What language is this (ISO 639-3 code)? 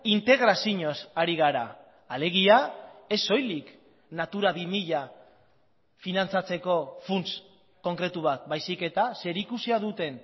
eus